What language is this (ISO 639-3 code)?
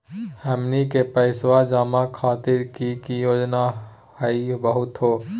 mag